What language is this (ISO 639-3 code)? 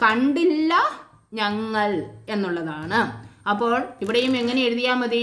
hin